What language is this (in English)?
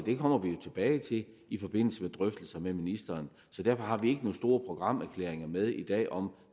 Danish